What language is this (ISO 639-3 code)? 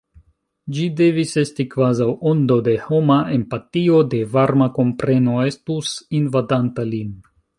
epo